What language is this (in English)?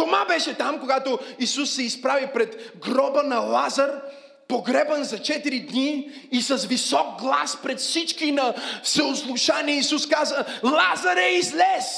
Bulgarian